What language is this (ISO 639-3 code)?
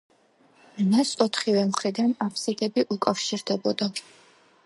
kat